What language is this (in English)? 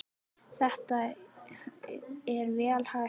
Icelandic